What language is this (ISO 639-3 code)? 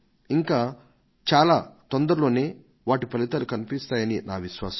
tel